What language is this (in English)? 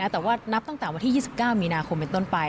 Thai